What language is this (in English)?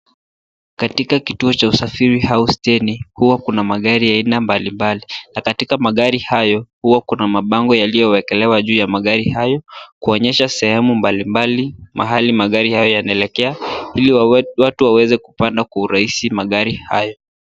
Swahili